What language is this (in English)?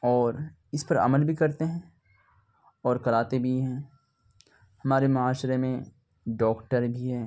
Urdu